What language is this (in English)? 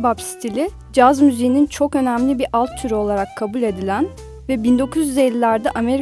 Turkish